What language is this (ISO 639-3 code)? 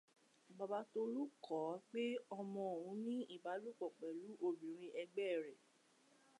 yor